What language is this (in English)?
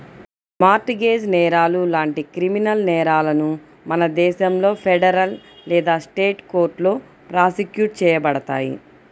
Telugu